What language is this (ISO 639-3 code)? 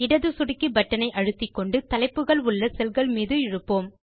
tam